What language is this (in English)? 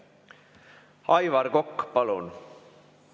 Estonian